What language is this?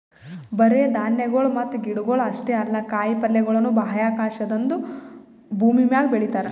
Kannada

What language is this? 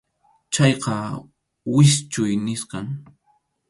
Arequipa-La Unión Quechua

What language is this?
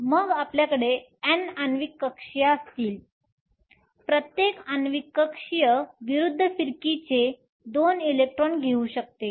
Marathi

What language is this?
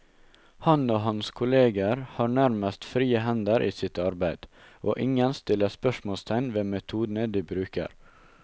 Norwegian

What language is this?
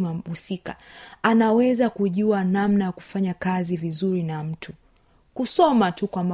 Swahili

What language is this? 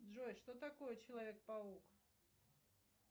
Russian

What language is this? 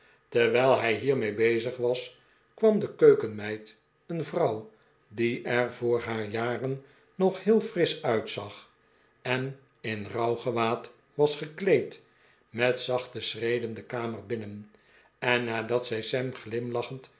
Dutch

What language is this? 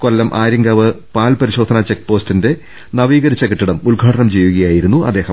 Malayalam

